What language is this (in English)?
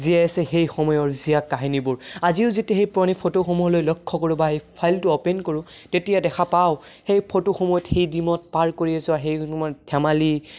Assamese